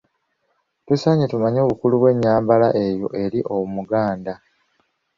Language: Ganda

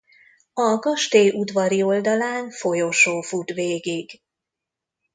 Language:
Hungarian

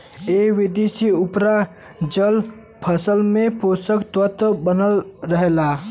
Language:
Bhojpuri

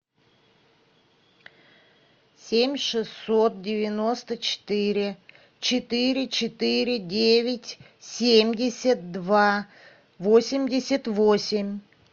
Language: Russian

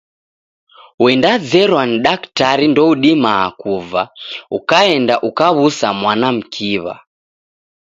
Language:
Taita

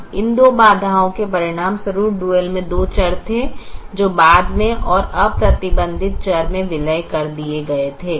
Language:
Hindi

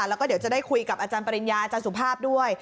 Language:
Thai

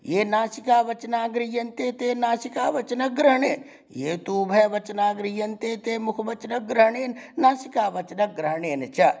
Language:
Sanskrit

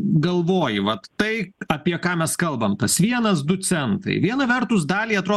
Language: Lithuanian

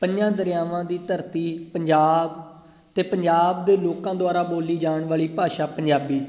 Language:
Punjabi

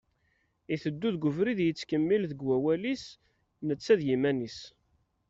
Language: Kabyle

